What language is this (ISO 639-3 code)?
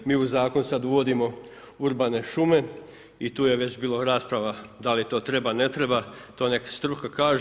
hrv